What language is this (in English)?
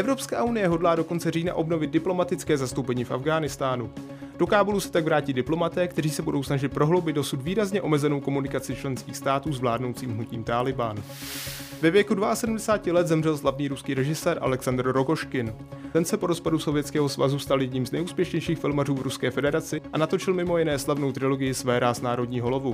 Czech